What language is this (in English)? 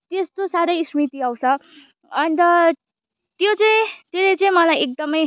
Nepali